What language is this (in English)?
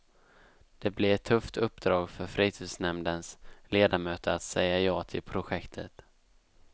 Swedish